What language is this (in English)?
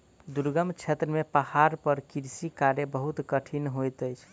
Maithili